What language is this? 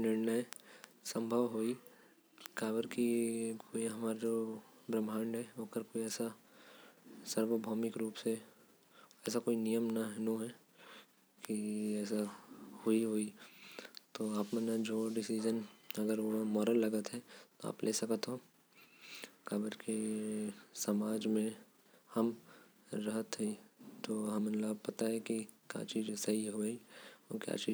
Korwa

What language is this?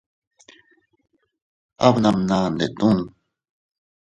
Teutila Cuicatec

